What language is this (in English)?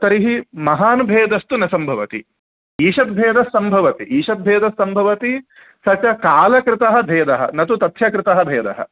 Sanskrit